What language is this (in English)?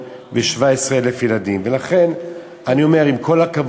Hebrew